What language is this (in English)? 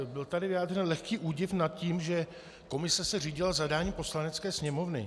Czech